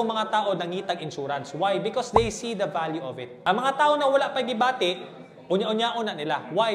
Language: Filipino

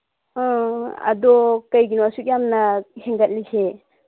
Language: Manipuri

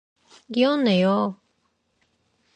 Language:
Korean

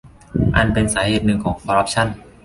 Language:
Thai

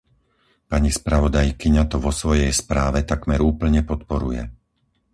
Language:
Slovak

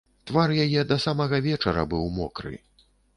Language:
Belarusian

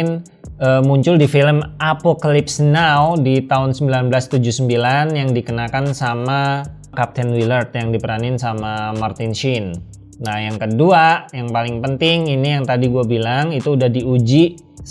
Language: Indonesian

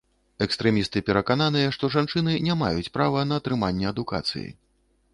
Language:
Belarusian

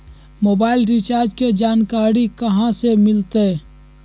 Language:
Magahi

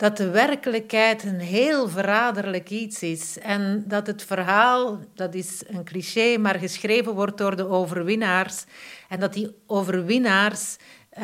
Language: Dutch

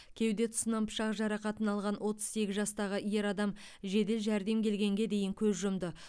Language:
Kazakh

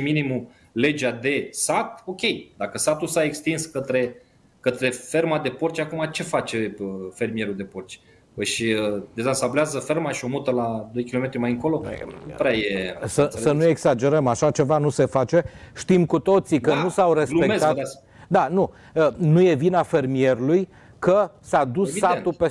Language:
Romanian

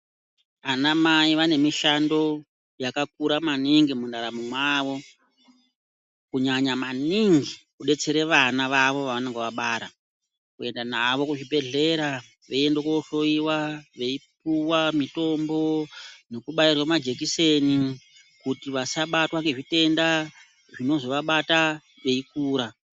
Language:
Ndau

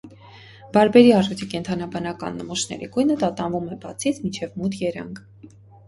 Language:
Armenian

